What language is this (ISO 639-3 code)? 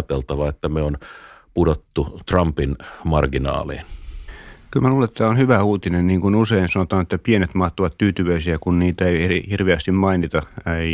fin